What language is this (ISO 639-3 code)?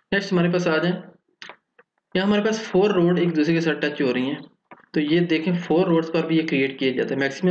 hin